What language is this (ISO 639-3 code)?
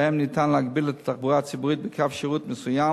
heb